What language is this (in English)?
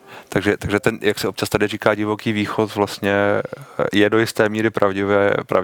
Czech